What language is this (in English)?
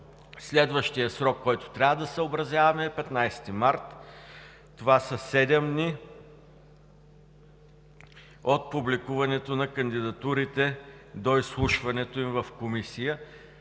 Bulgarian